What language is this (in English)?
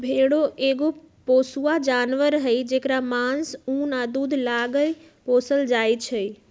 Magahi